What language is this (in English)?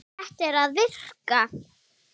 Icelandic